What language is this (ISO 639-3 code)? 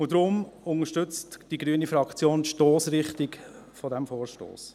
gsw